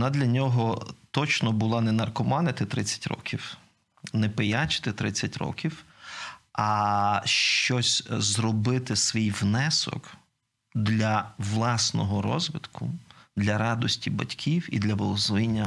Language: Ukrainian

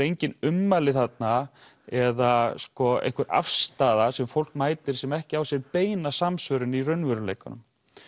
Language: Icelandic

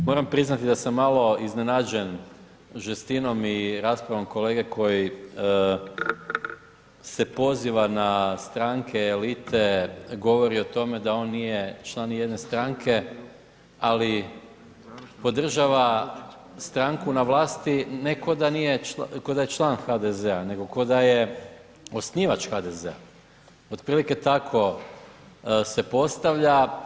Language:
Croatian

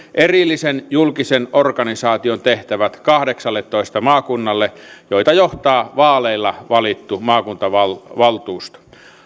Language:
Finnish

